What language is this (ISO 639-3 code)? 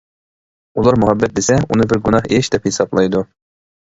uig